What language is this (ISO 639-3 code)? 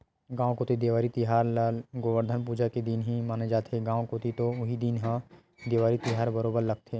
hne